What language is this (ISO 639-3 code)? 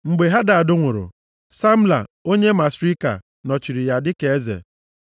ibo